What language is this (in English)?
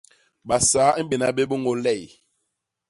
Basaa